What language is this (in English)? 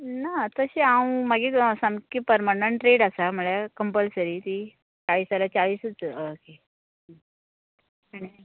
Konkani